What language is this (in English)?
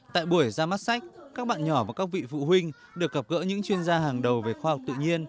Vietnamese